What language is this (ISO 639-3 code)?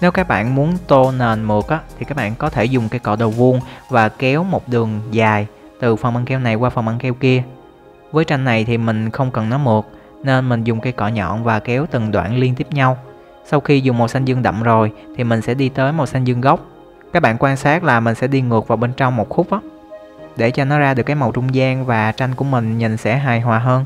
vie